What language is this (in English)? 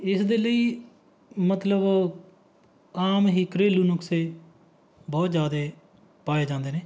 Punjabi